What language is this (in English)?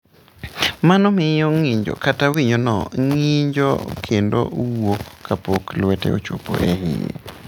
Luo (Kenya and Tanzania)